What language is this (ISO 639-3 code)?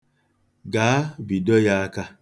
ibo